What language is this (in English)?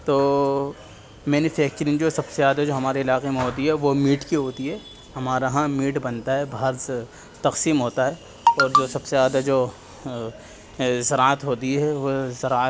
Urdu